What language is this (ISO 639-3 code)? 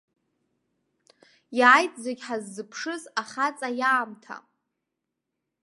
abk